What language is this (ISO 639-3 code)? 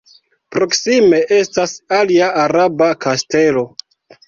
epo